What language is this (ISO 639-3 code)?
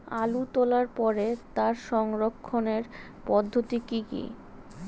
ben